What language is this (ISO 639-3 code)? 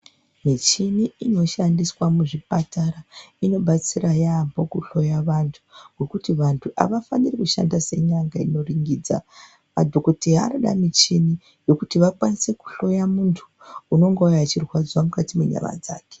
ndc